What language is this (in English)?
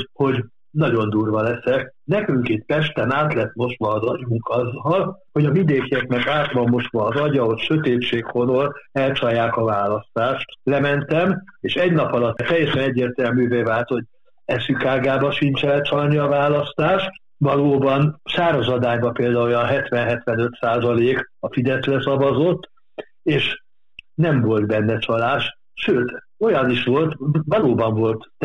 Hungarian